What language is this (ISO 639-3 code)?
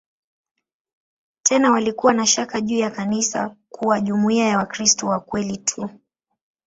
swa